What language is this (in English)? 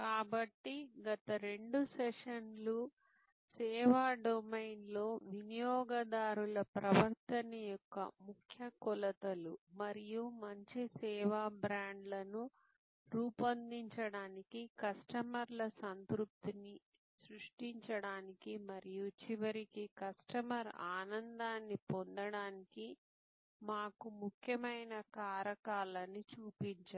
Telugu